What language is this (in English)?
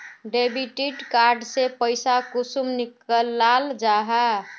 Magahi